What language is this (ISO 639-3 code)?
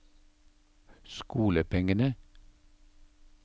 nor